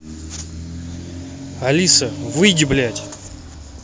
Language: Russian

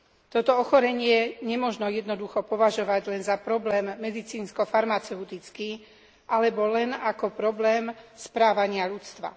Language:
Slovak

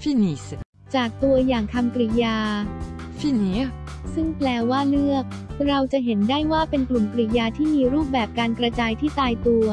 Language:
Thai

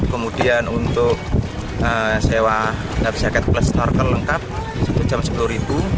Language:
Indonesian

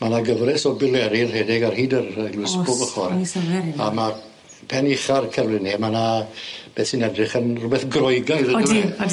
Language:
Welsh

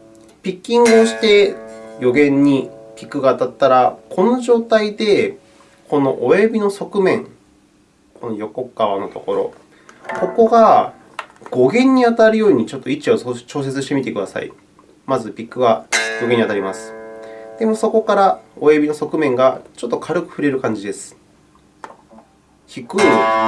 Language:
Japanese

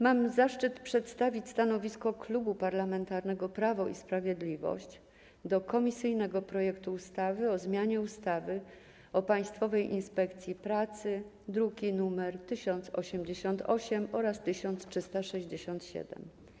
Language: Polish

